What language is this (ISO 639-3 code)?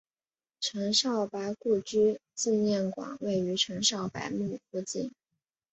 zho